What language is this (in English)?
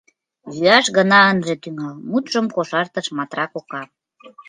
Mari